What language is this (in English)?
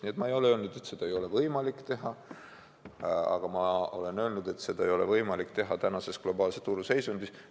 Estonian